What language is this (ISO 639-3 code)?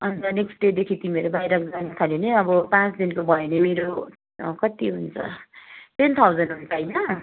nep